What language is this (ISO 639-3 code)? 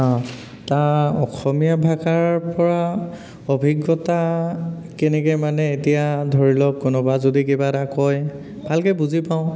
asm